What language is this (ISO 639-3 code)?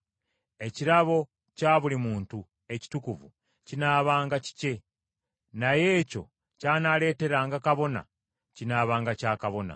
lug